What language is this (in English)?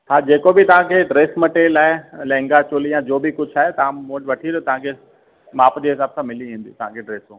Sindhi